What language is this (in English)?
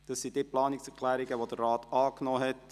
Swiss German